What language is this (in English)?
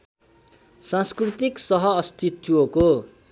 Nepali